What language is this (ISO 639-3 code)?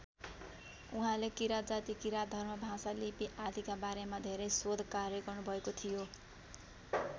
nep